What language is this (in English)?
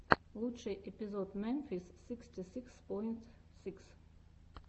Russian